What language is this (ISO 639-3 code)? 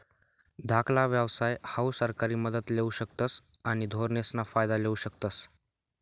mar